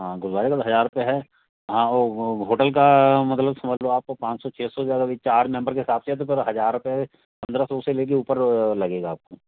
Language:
Hindi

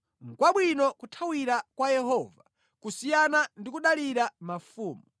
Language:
Nyanja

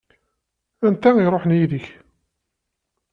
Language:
Kabyle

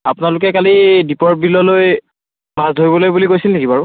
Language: Assamese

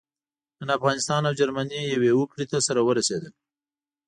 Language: Pashto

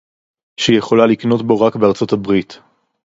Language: Hebrew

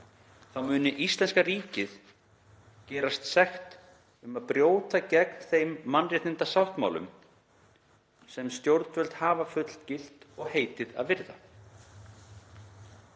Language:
Icelandic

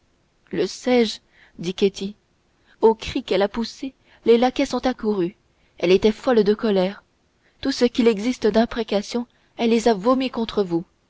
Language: French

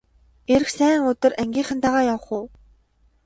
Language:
Mongolian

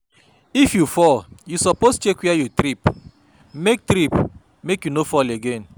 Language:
Nigerian Pidgin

